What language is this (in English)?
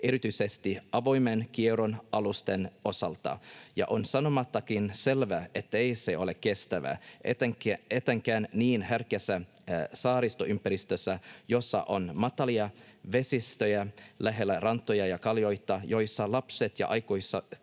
Finnish